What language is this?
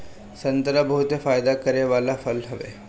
Bhojpuri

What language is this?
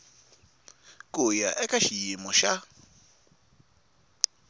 Tsonga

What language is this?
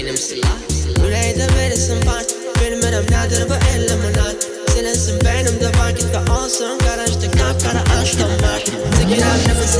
Azerbaijani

